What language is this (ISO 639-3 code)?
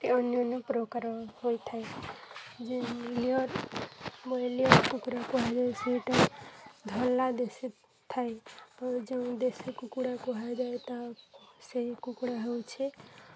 ori